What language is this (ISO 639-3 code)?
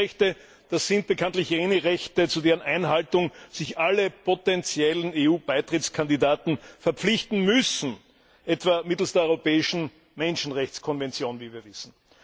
deu